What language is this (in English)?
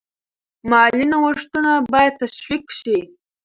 Pashto